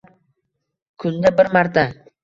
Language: Uzbek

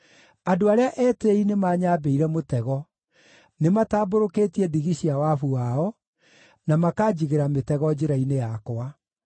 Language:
Kikuyu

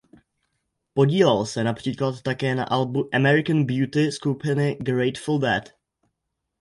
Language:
Czech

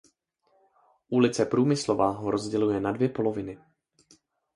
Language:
Czech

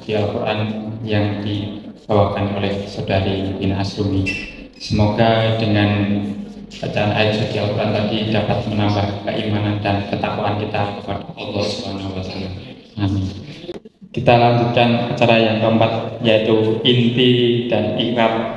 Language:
Indonesian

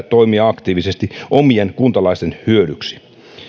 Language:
Finnish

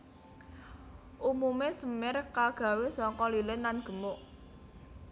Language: Javanese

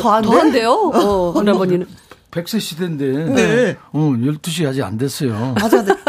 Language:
Korean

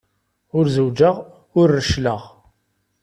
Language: Kabyle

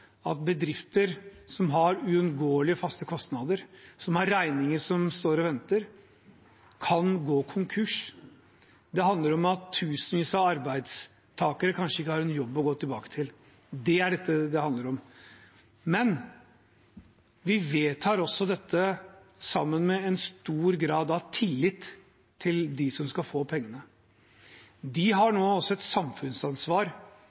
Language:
Norwegian Bokmål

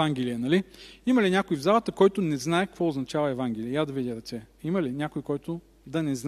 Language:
Bulgarian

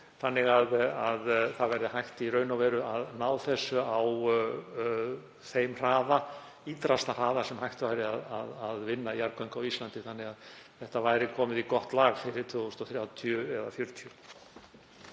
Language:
Icelandic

